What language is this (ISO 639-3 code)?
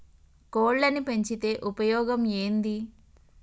tel